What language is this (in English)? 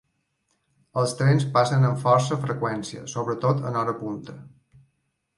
Catalan